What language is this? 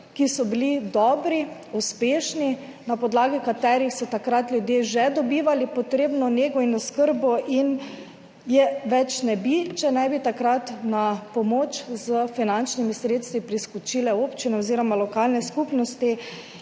Slovenian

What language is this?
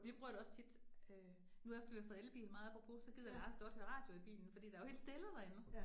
Danish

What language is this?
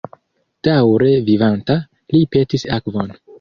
Esperanto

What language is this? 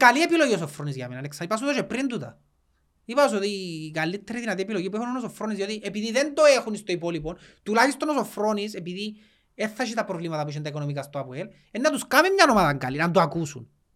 Greek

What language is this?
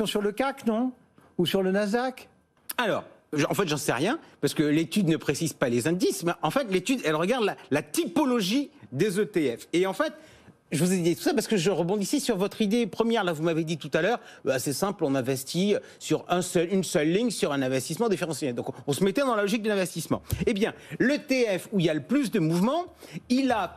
French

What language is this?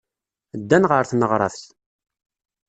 Kabyle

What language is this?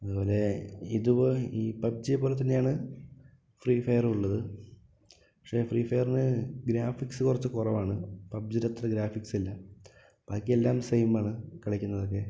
Malayalam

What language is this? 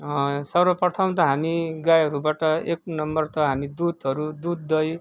Nepali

